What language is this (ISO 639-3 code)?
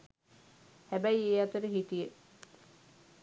sin